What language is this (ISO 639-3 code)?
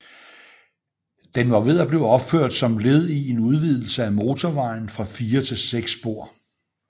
dan